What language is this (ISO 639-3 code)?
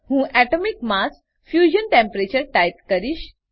guj